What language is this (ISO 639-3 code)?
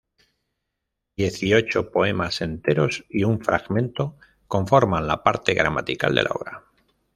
spa